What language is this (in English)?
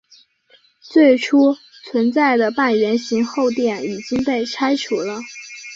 Chinese